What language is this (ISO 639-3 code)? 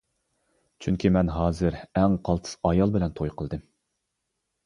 uig